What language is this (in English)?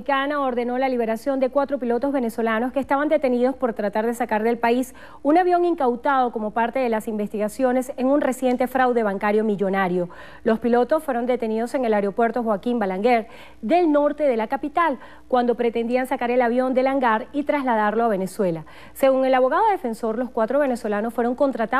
Spanish